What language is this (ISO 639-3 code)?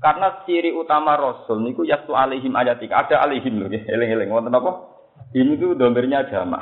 msa